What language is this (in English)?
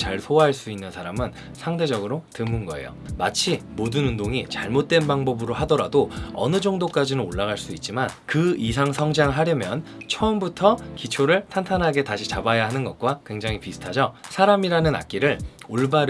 Korean